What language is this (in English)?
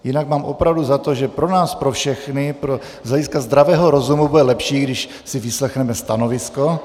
Czech